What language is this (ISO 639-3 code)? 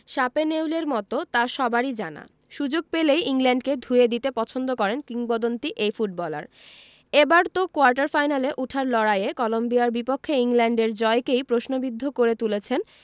ben